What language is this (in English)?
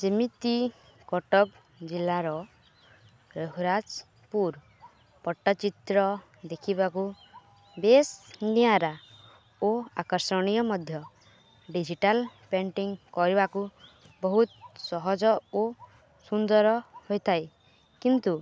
Odia